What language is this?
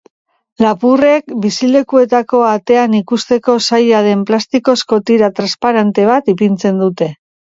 Basque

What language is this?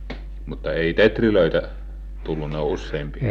Finnish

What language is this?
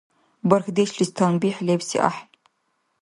Dargwa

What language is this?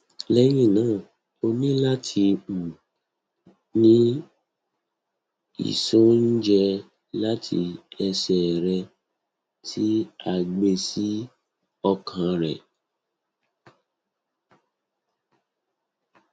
Yoruba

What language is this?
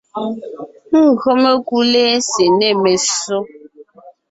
Ngiemboon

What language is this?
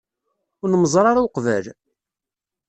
Kabyle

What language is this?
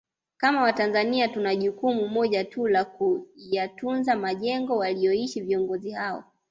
Swahili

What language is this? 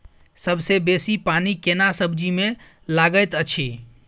Maithili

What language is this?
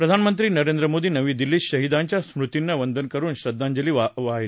Marathi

